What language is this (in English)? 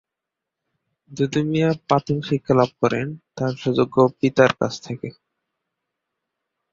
Bangla